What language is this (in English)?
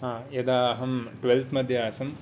Sanskrit